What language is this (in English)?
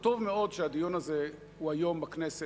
Hebrew